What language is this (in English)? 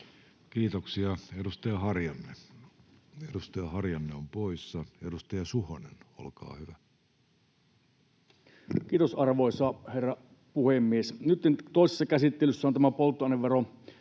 Finnish